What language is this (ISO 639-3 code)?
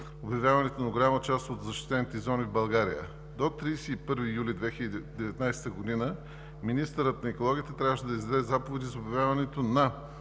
bul